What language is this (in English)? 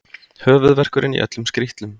Icelandic